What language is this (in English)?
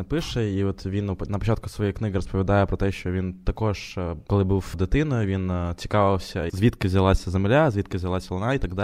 Ukrainian